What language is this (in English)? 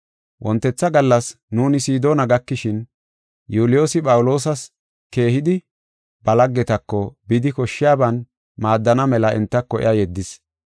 Gofa